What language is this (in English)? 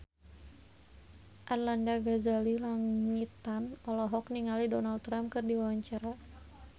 Sundanese